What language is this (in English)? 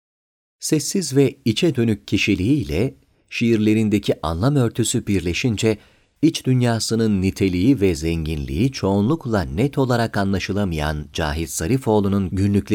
Turkish